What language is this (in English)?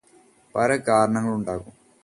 Malayalam